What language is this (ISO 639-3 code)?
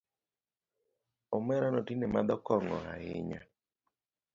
luo